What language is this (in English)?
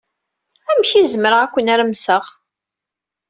Kabyle